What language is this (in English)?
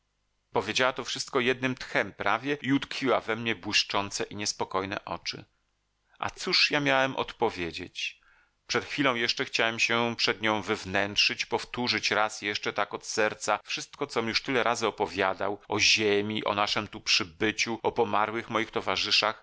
Polish